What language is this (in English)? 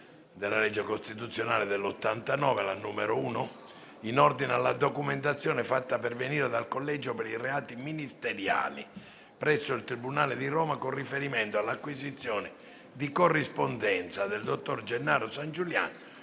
Italian